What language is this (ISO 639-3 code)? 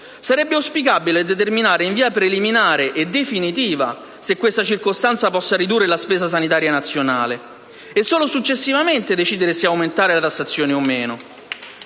ita